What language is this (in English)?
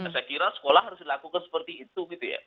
Indonesian